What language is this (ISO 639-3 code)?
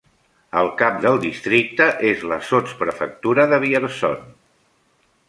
cat